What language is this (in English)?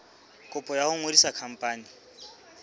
Southern Sotho